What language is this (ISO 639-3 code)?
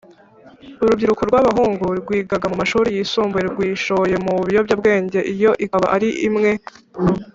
kin